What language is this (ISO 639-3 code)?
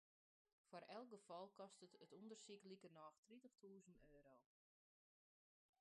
fry